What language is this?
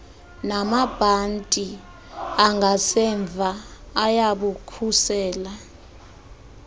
Xhosa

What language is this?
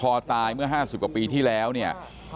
Thai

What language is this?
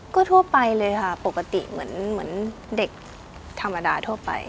Thai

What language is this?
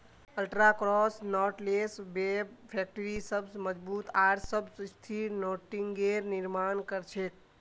Magahi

